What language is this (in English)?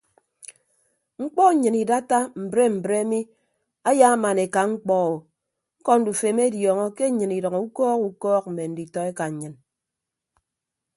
Ibibio